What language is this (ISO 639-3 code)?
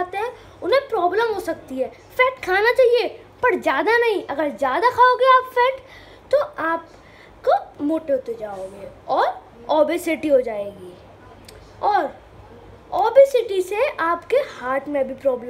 hin